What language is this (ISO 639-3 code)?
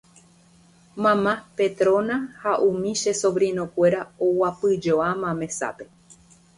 grn